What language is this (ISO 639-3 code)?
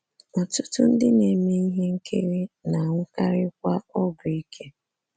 ibo